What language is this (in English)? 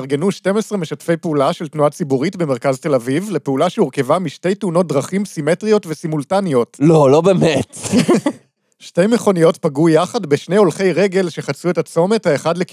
Hebrew